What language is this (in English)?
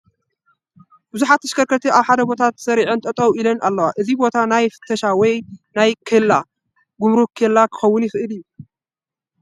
Tigrinya